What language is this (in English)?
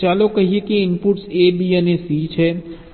Gujarati